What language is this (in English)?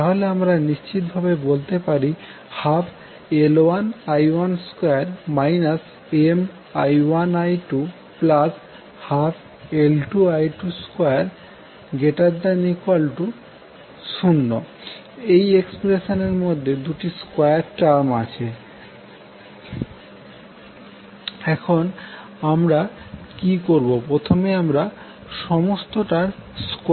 Bangla